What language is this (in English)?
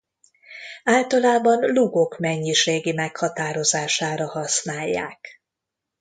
Hungarian